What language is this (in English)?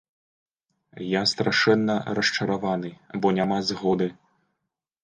Belarusian